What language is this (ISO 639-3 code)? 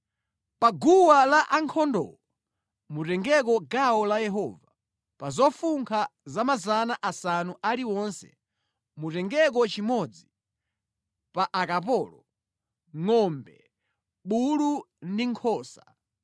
nya